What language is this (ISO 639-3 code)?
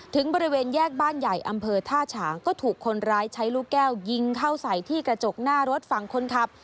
tha